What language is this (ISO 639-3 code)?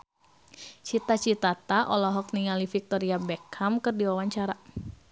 sun